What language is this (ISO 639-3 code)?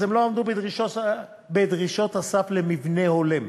heb